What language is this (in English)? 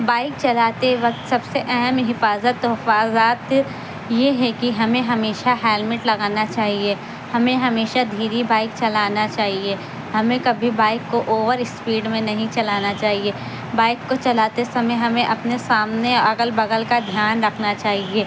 Urdu